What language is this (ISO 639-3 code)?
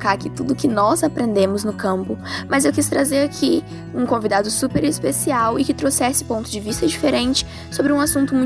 por